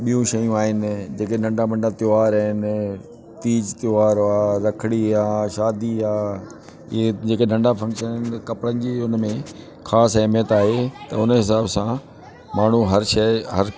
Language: Sindhi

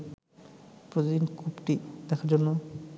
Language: Bangla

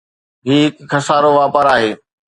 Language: Sindhi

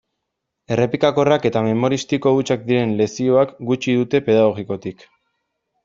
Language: Basque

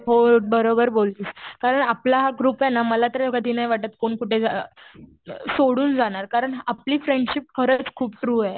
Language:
Marathi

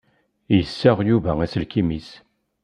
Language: Kabyle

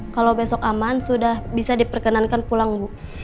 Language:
Indonesian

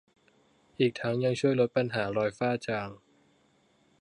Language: Thai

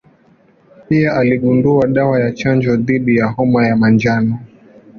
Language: Swahili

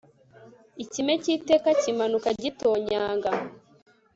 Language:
Kinyarwanda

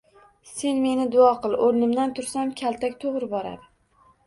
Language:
Uzbek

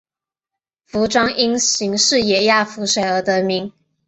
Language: Chinese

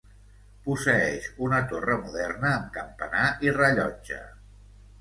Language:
Catalan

